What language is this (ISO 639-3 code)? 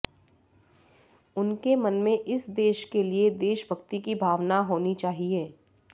hin